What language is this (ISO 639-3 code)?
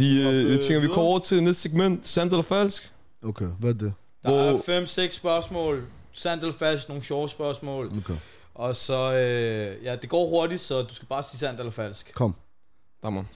dan